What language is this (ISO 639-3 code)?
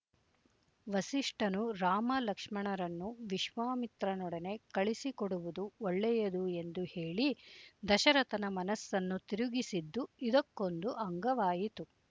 kan